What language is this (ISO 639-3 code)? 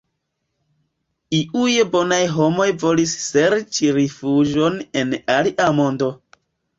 epo